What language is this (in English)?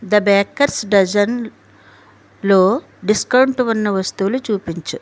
Telugu